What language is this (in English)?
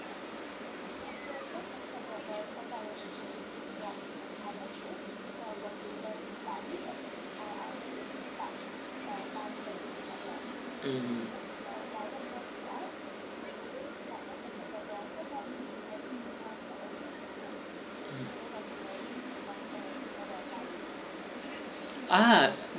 English